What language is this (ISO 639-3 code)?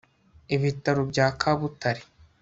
kin